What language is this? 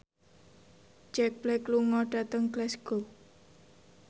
Javanese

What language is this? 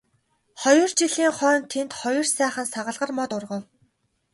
Mongolian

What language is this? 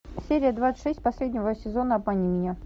Russian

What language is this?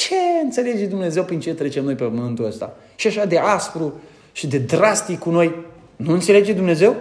Romanian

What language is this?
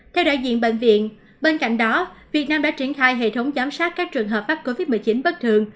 Vietnamese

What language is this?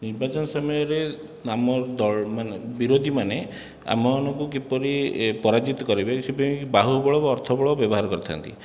Odia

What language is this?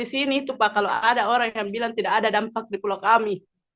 Indonesian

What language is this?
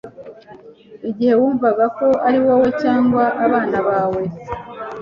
Kinyarwanda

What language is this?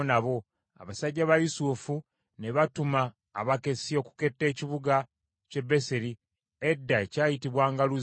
Ganda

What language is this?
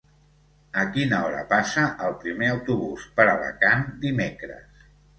Catalan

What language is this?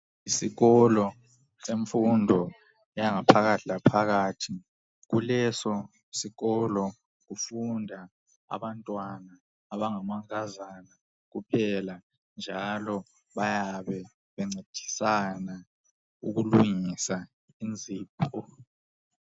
North Ndebele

